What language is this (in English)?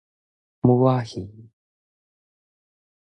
Min Nan Chinese